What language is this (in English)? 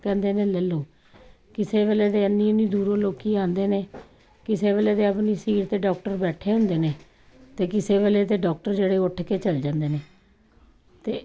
Punjabi